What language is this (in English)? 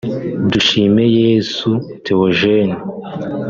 Kinyarwanda